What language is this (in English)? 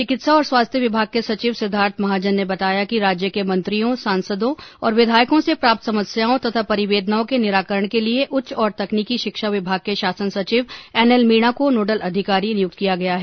Hindi